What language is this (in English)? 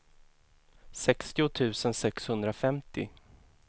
Swedish